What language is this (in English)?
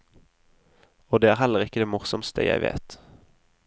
Norwegian